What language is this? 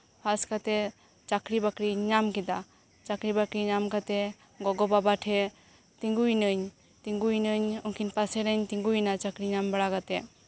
Santali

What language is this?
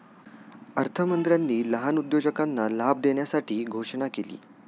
Marathi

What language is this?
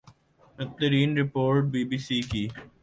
Urdu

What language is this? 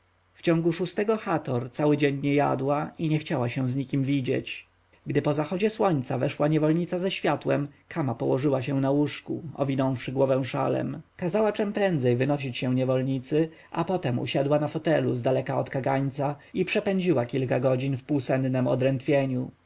Polish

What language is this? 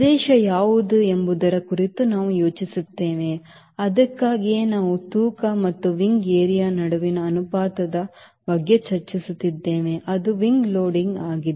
Kannada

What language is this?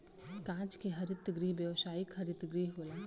Bhojpuri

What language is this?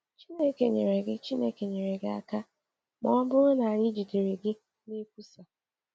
Igbo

